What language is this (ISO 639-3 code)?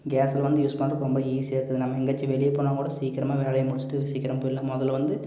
tam